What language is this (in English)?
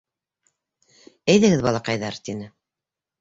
Bashkir